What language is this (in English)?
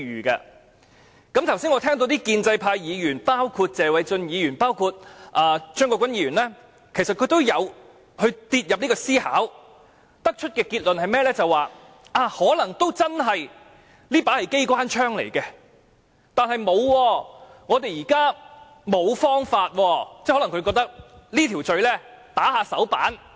Cantonese